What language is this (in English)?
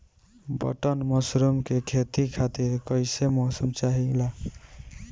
Bhojpuri